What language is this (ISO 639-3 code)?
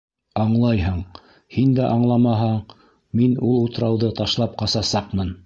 bak